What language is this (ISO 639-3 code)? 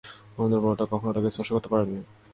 ben